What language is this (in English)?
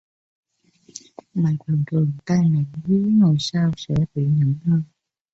Vietnamese